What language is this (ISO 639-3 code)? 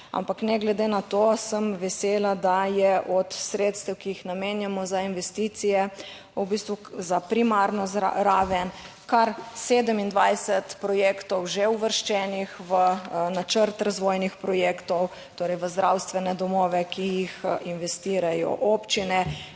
slv